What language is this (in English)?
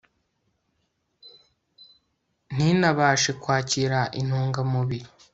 Kinyarwanda